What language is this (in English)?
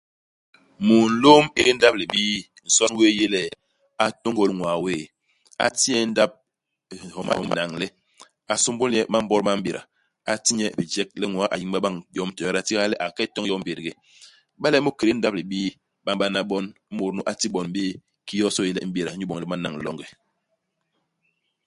Basaa